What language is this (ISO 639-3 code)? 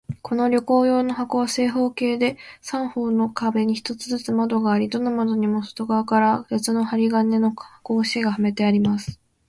jpn